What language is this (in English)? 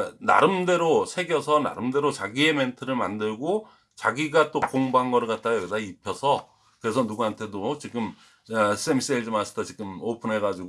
Korean